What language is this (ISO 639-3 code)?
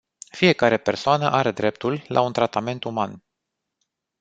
ron